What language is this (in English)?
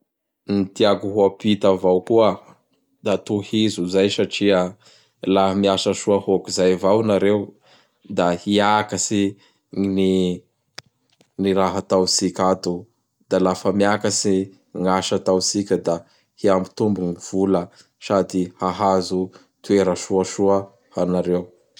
Bara Malagasy